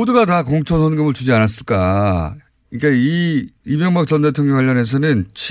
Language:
Korean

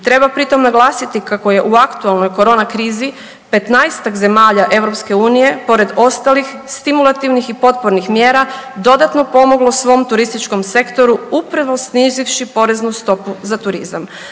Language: Croatian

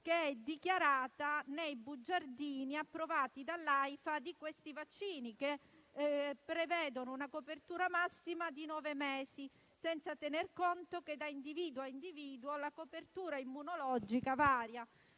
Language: Italian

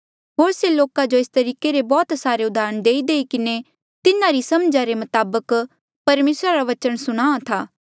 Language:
Mandeali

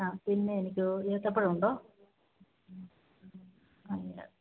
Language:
Malayalam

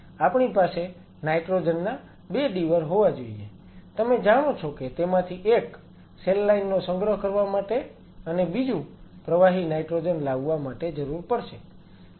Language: Gujarati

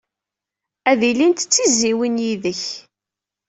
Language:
Kabyle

